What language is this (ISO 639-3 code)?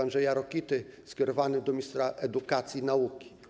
pol